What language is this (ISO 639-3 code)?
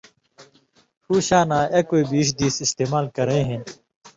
mvy